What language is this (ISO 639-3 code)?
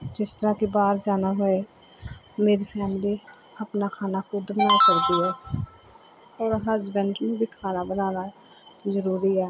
pan